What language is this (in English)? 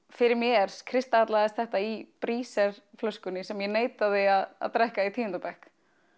Icelandic